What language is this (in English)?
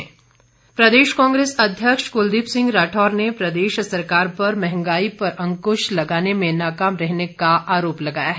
Hindi